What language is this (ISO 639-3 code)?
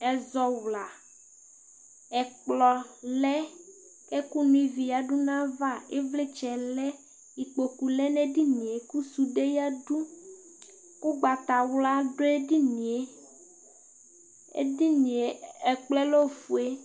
kpo